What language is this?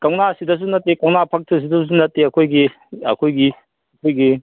Manipuri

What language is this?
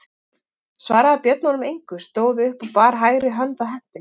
Icelandic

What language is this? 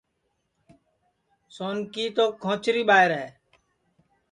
Sansi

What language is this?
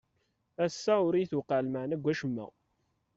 Kabyle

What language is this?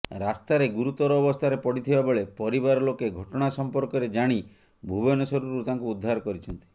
Odia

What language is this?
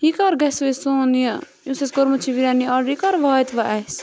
Kashmiri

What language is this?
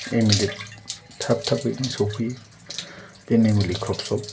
Bodo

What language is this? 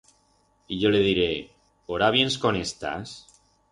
Aragonese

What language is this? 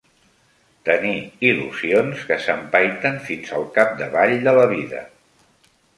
Catalan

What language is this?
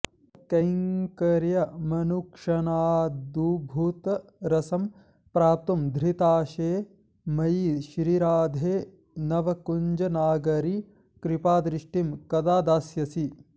Sanskrit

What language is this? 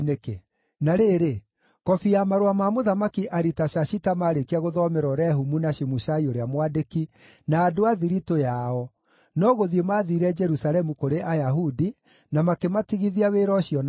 Kikuyu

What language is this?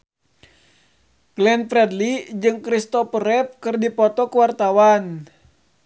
Sundanese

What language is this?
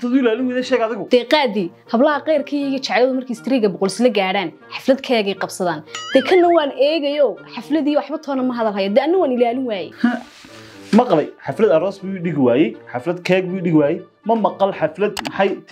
Arabic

